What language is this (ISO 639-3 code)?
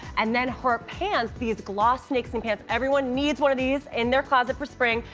eng